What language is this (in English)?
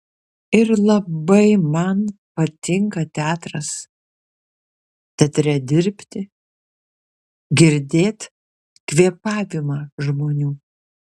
Lithuanian